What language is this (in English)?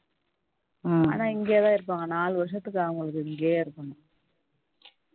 Tamil